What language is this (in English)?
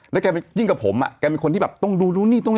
Thai